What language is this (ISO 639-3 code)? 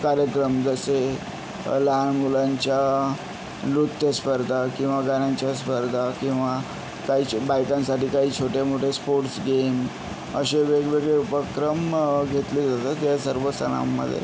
mar